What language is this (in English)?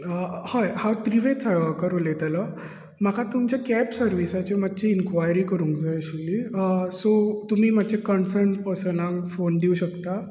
Konkani